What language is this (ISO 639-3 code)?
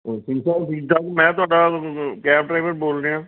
pan